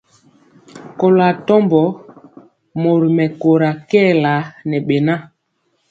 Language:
Mpiemo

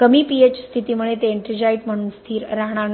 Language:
Marathi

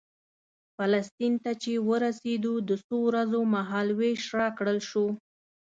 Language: Pashto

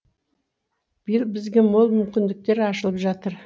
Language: Kazakh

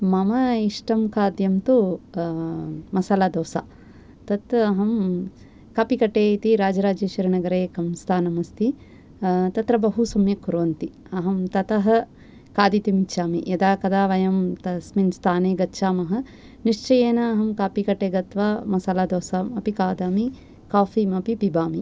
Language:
Sanskrit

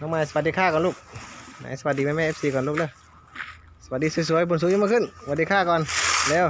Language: Thai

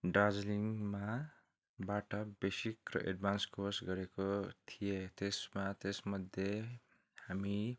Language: Nepali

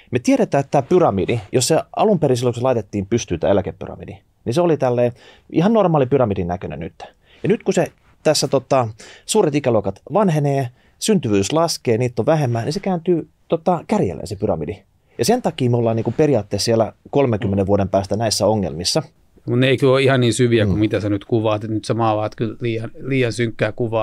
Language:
Finnish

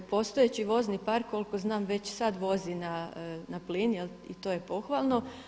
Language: Croatian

